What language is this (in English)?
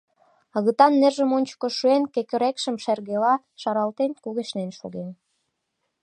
Mari